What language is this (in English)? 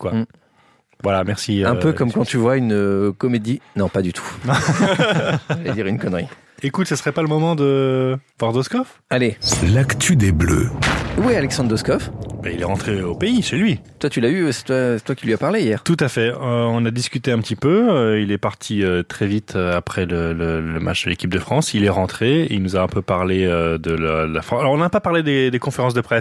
French